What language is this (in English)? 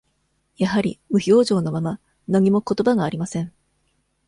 Japanese